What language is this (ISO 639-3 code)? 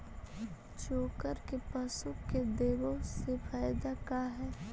mag